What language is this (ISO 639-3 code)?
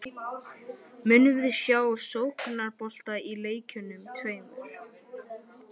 isl